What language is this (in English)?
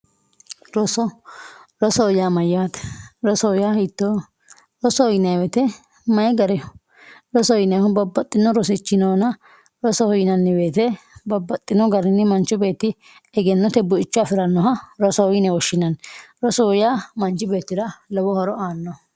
Sidamo